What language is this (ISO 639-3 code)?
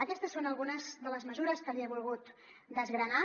cat